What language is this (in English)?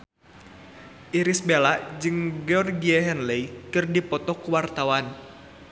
Sundanese